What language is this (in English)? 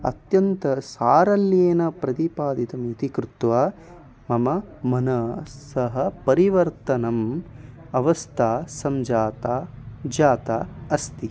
Sanskrit